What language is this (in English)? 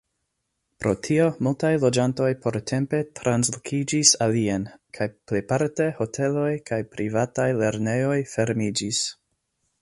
Esperanto